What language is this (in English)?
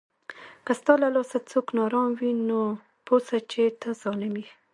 Pashto